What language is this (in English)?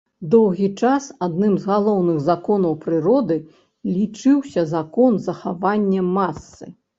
Belarusian